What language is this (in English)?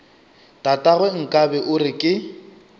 Northern Sotho